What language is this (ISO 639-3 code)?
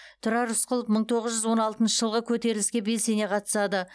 kaz